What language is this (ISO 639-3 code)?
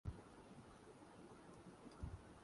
urd